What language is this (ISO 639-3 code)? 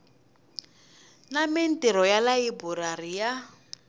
tso